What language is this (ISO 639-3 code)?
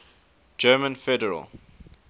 eng